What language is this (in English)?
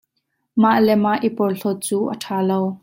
Hakha Chin